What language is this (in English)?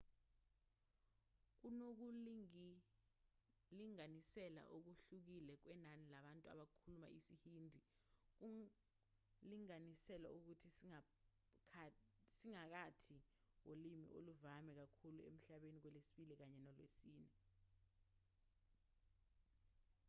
Zulu